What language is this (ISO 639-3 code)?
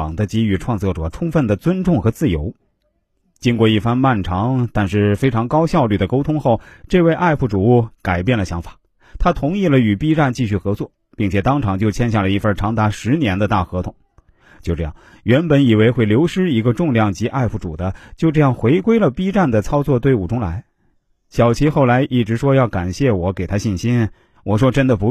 zho